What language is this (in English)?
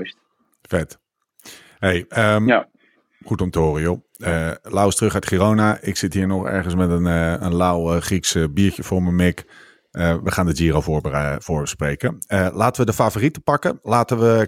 Dutch